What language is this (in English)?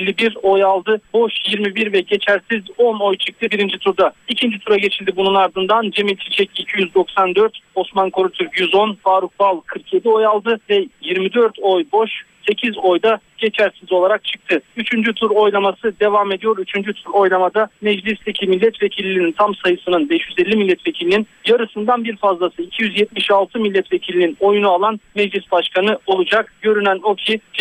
Turkish